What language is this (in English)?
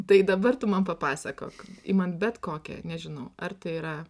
Lithuanian